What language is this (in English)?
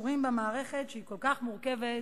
Hebrew